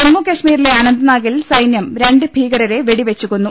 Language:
Malayalam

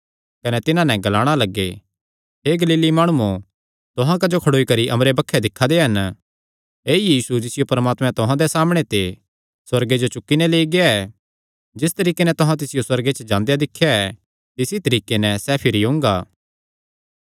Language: Kangri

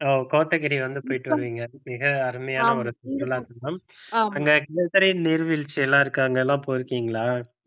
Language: Tamil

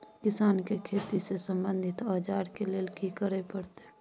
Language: Maithili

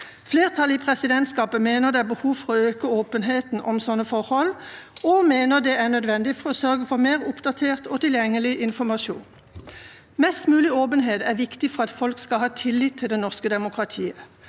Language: Norwegian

